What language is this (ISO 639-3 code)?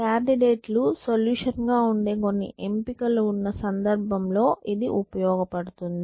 tel